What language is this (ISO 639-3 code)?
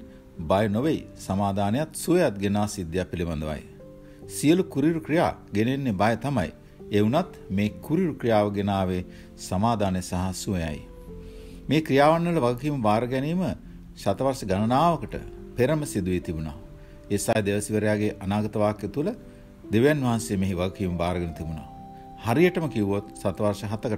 nld